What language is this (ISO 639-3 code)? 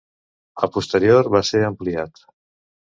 cat